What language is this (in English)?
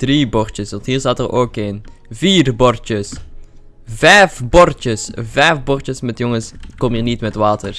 Dutch